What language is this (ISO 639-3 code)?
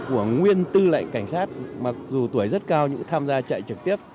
vie